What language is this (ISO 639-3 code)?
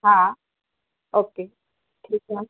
snd